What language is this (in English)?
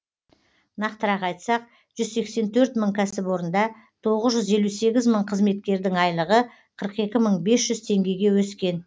Kazakh